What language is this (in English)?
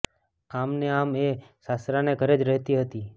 Gujarati